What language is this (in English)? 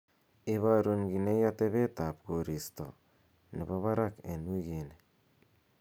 Kalenjin